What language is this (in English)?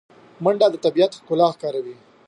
Pashto